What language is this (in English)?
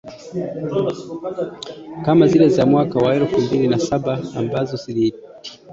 Swahili